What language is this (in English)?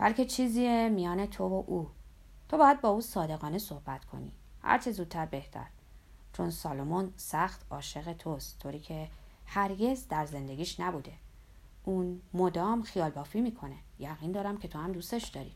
Persian